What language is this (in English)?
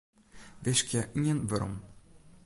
Western Frisian